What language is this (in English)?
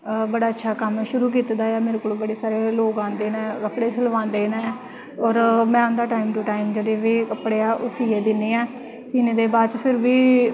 Dogri